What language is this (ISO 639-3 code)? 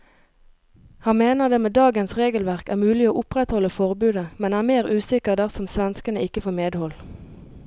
nor